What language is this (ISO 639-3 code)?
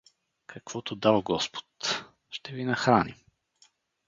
bul